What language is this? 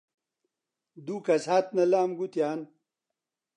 Central Kurdish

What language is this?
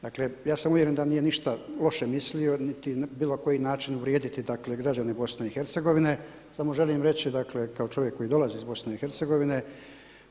Croatian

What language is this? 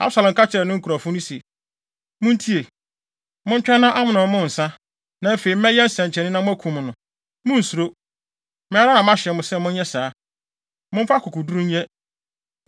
Akan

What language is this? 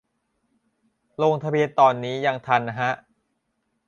Thai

